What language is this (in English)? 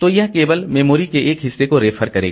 Hindi